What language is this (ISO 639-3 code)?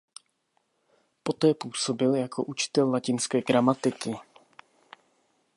ces